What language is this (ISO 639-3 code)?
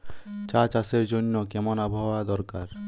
ben